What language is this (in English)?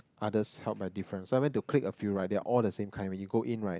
English